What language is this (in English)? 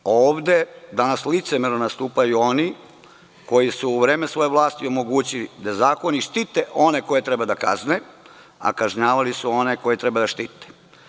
Serbian